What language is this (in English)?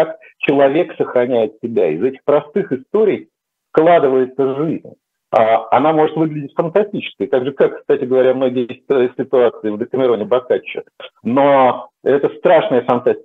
Russian